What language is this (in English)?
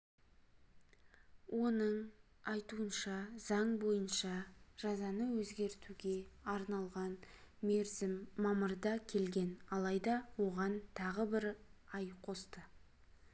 Kazakh